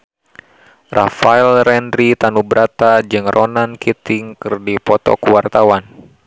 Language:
Sundanese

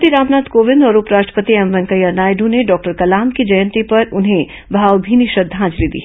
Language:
Hindi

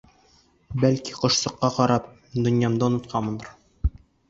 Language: Bashkir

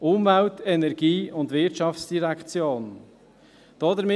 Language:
Swiss German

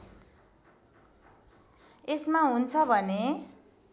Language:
Nepali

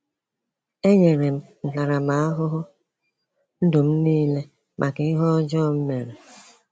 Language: Igbo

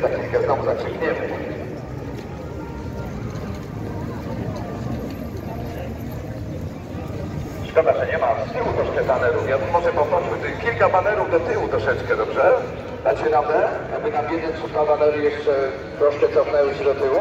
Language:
Polish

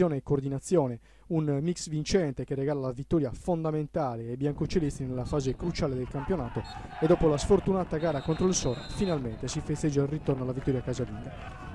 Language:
Italian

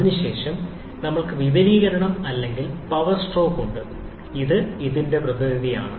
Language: Malayalam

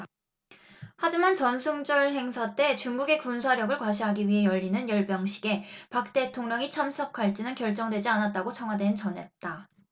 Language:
Korean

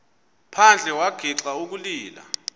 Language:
Xhosa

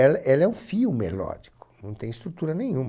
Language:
Portuguese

